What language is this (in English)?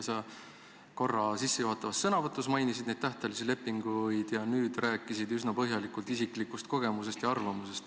Estonian